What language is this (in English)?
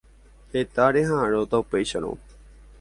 Guarani